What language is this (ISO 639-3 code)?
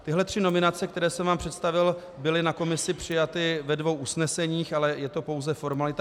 ces